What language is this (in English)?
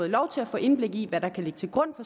Danish